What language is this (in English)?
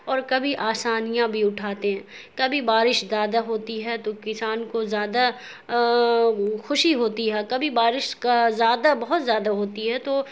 Urdu